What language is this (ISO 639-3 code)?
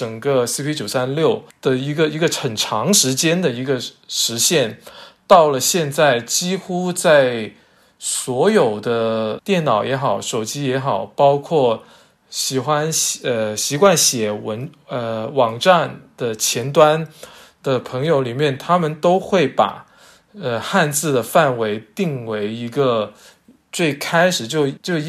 zho